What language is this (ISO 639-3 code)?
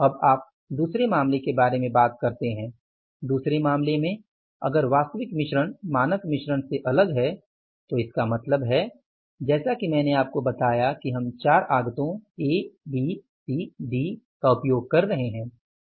hin